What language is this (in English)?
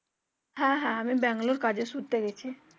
Bangla